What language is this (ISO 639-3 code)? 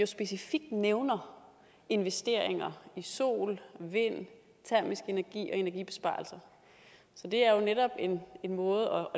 dan